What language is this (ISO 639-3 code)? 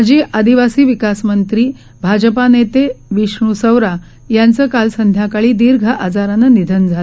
mar